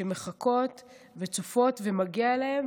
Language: Hebrew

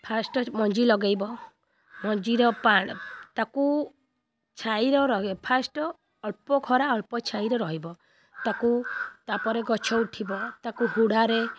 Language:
Odia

